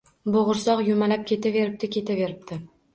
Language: Uzbek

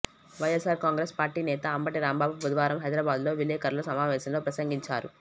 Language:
Telugu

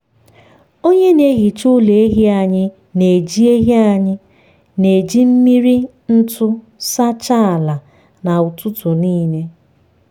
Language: Igbo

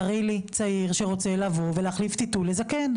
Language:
Hebrew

